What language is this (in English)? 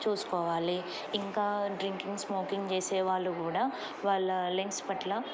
Telugu